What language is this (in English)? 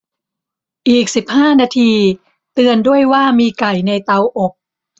Thai